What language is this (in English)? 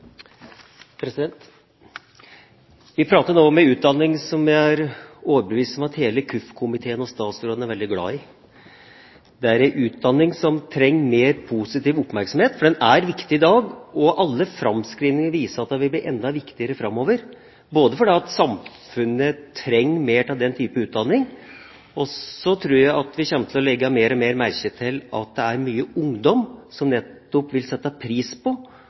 Norwegian Bokmål